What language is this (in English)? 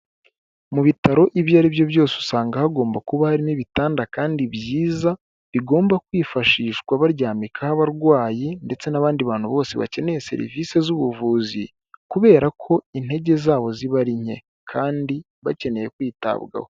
Kinyarwanda